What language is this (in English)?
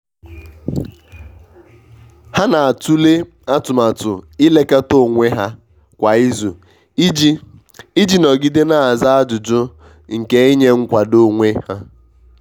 Igbo